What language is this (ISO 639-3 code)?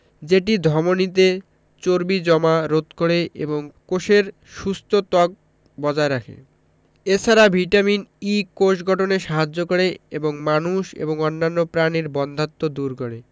ben